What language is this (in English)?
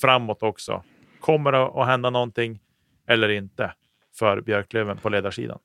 Swedish